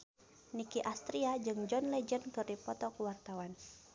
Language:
Sundanese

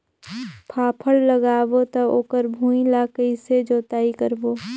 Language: Chhattisgarhi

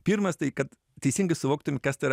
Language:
Lithuanian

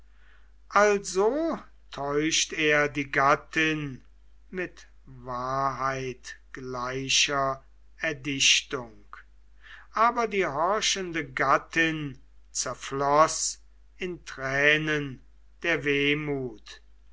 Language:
German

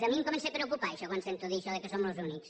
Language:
Catalan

